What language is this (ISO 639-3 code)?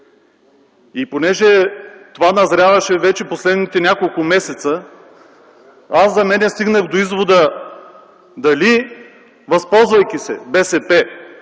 bul